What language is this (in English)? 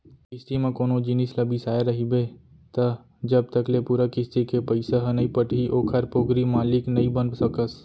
Chhattisgarhi